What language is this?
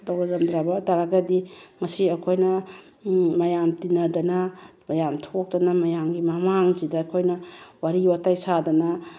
Manipuri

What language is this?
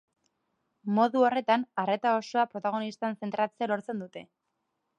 Basque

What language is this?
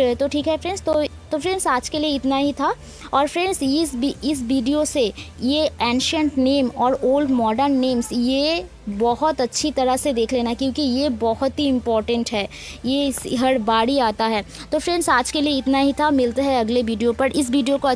Hindi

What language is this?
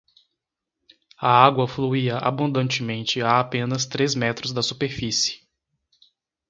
Portuguese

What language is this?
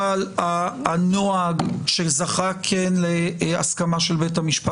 Hebrew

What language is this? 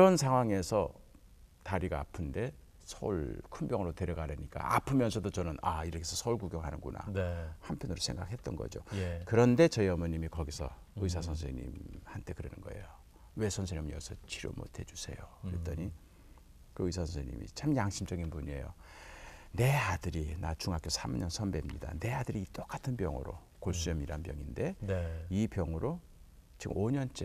Korean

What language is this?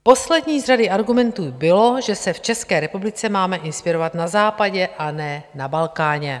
Czech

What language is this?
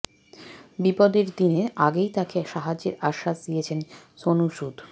Bangla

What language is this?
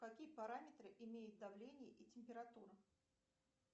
Russian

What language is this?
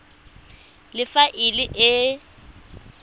Tswana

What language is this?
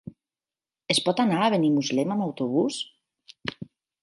Catalan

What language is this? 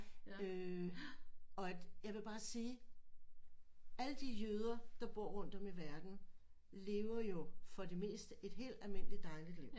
Danish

